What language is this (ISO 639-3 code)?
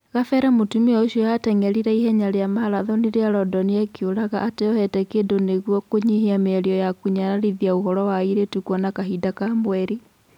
kik